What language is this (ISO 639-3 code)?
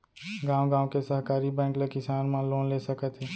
hne